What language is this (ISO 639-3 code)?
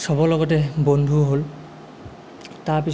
asm